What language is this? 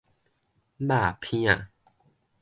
Min Nan Chinese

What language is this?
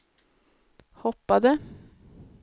Swedish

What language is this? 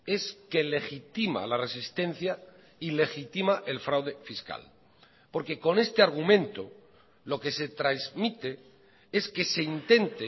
Spanish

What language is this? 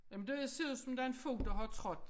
Danish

